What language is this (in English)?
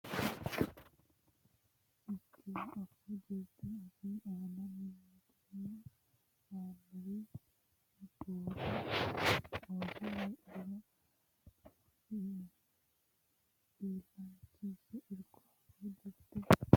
Sidamo